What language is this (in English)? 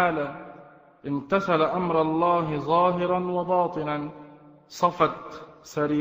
Arabic